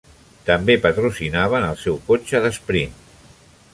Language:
Catalan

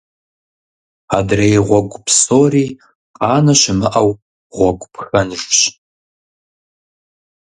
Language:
Kabardian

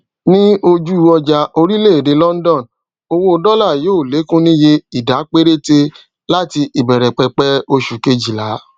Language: Yoruba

